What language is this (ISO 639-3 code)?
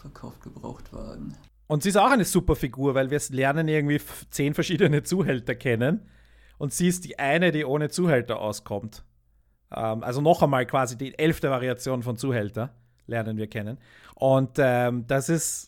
deu